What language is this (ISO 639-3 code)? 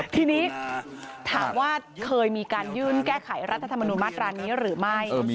tha